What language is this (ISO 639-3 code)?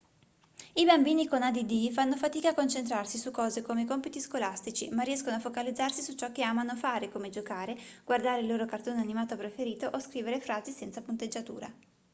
ita